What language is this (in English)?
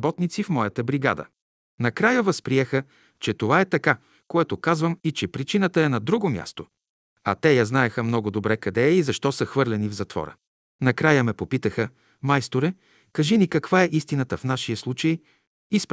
Bulgarian